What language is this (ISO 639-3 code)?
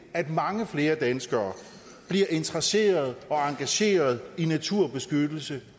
dan